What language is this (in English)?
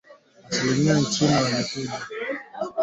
Swahili